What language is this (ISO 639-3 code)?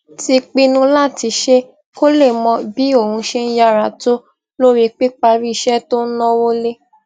yor